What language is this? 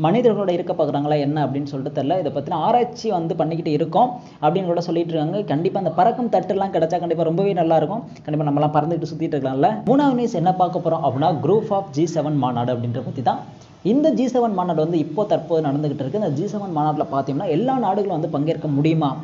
Tamil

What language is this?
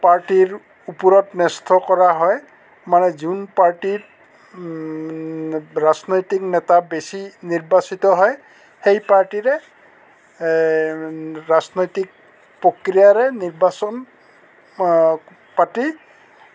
Assamese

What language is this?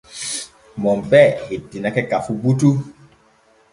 Borgu Fulfulde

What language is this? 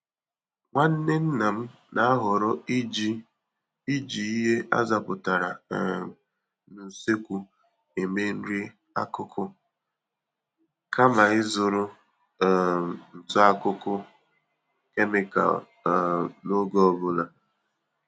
Igbo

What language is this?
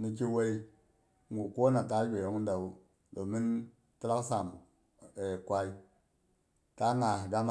Boghom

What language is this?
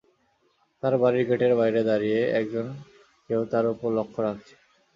Bangla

